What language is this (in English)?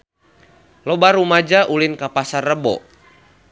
Sundanese